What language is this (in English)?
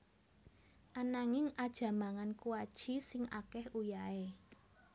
Javanese